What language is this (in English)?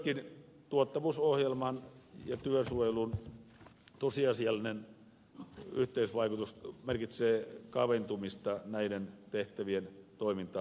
Finnish